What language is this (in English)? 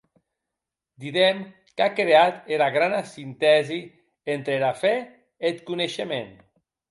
Occitan